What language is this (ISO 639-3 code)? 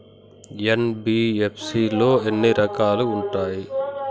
tel